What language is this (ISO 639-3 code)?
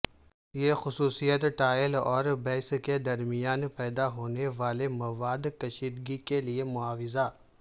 urd